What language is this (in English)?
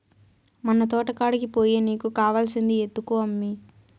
Telugu